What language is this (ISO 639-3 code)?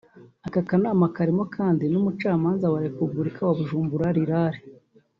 kin